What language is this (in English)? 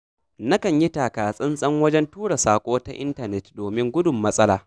Hausa